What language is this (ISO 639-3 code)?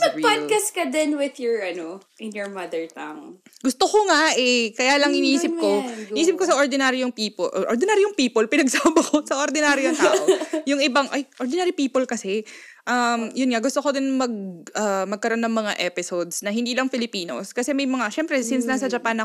fil